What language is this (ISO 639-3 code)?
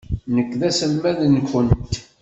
kab